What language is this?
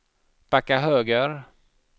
Swedish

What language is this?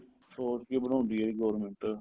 Punjabi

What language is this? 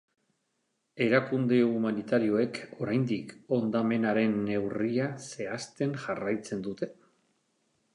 Basque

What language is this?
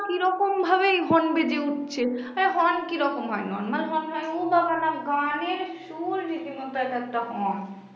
Bangla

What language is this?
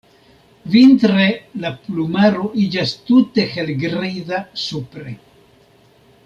Esperanto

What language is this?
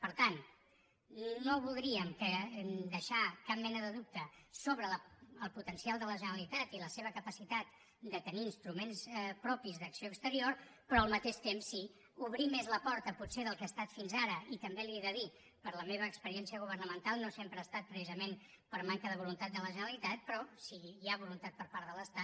Catalan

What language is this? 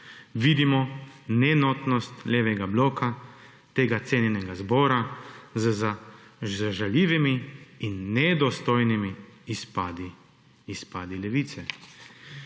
Slovenian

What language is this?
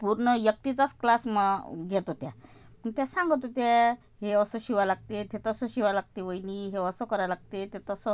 Marathi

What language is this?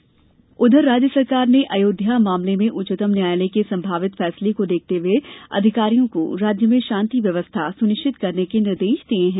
Hindi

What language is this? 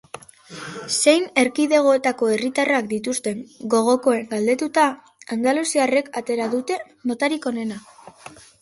Basque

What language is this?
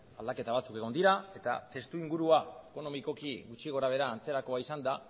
Basque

